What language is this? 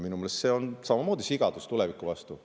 Estonian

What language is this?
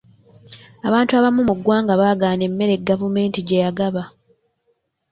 Ganda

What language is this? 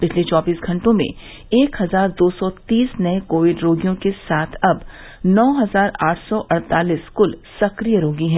Hindi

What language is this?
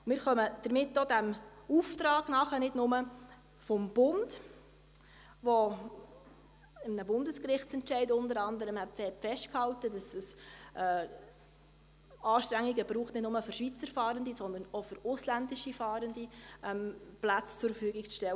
Swiss German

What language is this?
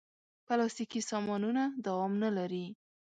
Pashto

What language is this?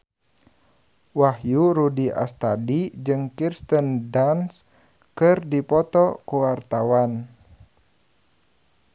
Sundanese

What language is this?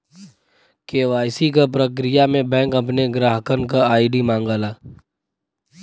Bhojpuri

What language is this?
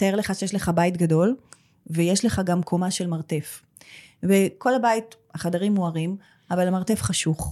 Hebrew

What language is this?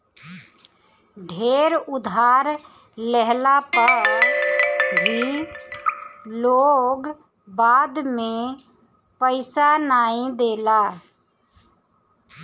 Bhojpuri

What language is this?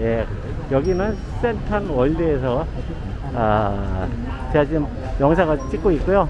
Korean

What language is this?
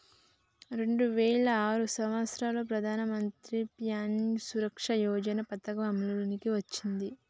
Telugu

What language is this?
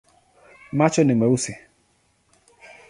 Swahili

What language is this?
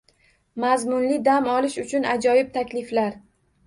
Uzbek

